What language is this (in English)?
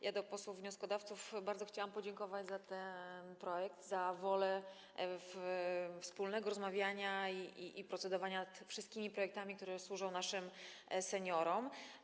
Polish